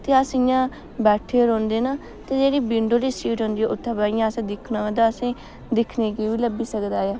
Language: Dogri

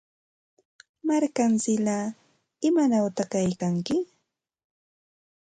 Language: Santa Ana de Tusi Pasco Quechua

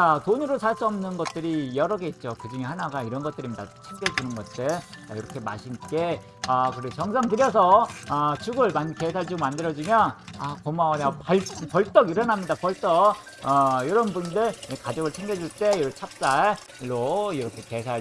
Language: Korean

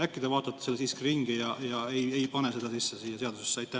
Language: Estonian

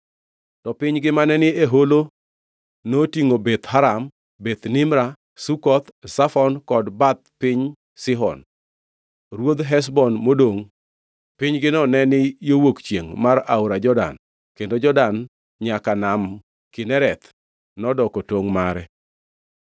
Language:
Luo (Kenya and Tanzania)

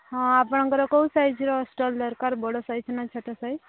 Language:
Odia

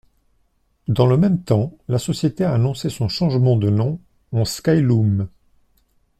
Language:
French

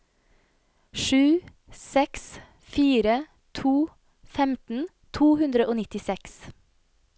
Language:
Norwegian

